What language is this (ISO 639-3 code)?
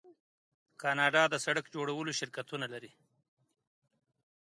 pus